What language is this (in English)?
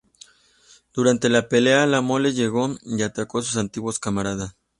Spanish